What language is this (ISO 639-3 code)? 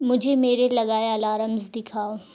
urd